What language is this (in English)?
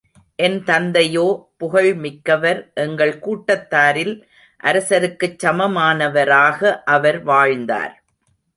Tamil